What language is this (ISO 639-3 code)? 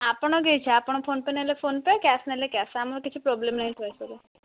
ori